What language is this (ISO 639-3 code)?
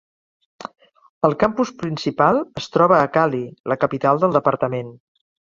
cat